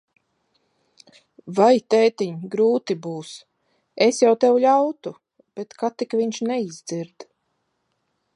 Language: Latvian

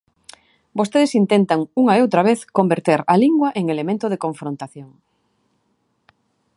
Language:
Galician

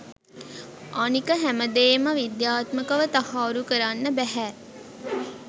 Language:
Sinhala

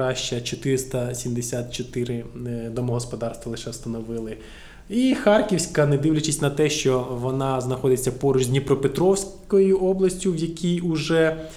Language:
Ukrainian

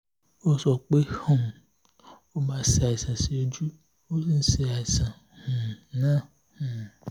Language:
Yoruba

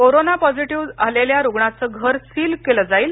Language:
Marathi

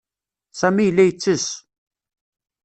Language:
Kabyle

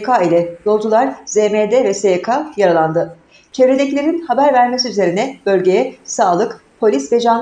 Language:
Turkish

